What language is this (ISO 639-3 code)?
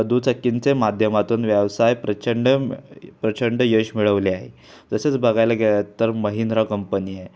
mar